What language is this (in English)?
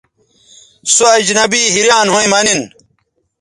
Bateri